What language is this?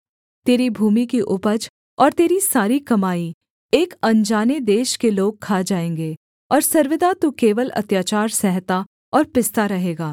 Hindi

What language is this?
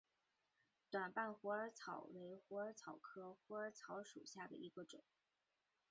Chinese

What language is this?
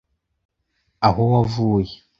Kinyarwanda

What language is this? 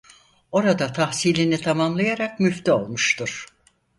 Turkish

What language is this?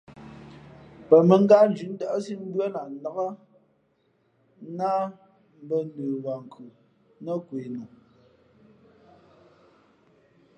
Fe'fe'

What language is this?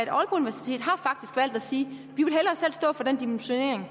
Danish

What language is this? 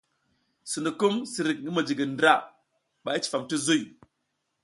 South Giziga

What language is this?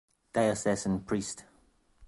English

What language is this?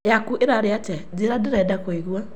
Kikuyu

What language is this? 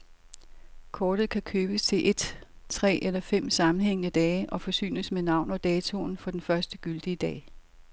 Danish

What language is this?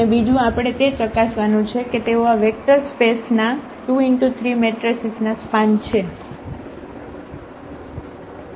Gujarati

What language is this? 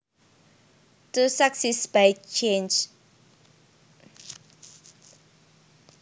Javanese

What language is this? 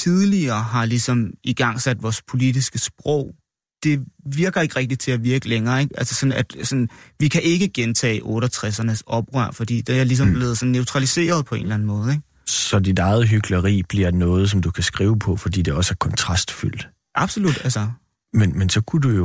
Danish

